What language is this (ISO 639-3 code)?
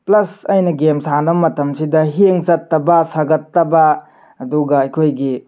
mni